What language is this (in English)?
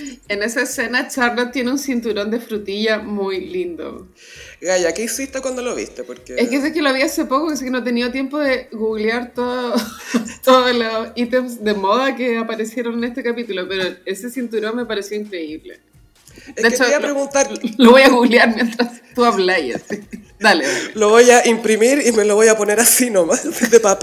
Spanish